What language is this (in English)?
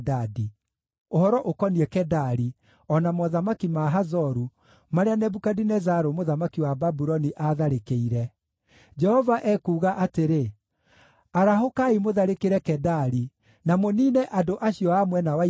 Kikuyu